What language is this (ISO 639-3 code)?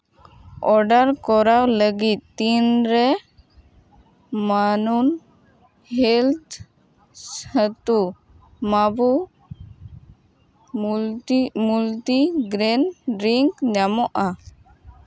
sat